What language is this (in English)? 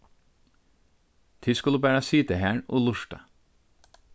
Faroese